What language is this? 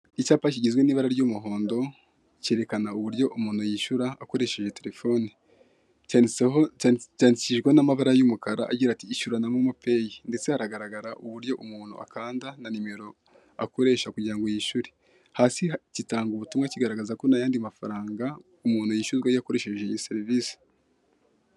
Kinyarwanda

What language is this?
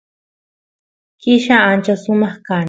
Santiago del Estero Quichua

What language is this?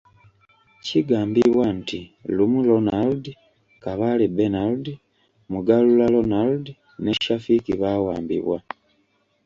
Ganda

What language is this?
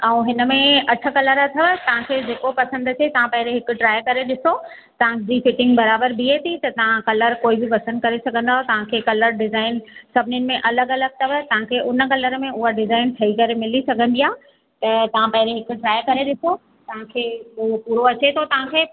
Sindhi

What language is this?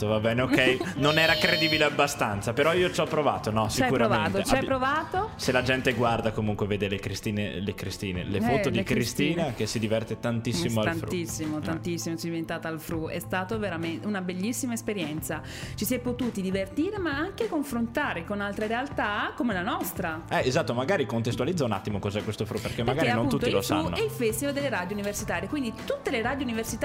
Italian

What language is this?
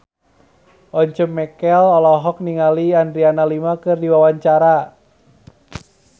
Sundanese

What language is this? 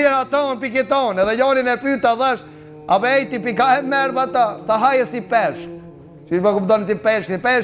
Romanian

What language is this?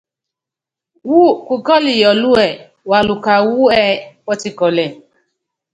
Yangben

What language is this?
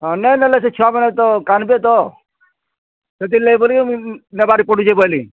Odia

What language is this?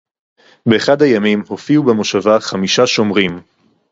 Hebrew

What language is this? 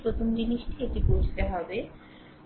Bangla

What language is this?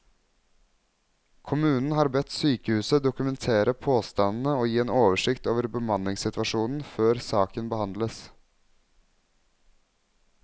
Norwegian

